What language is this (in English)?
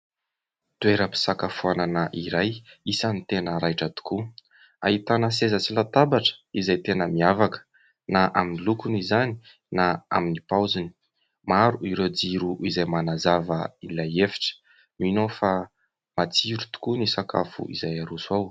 Malagasy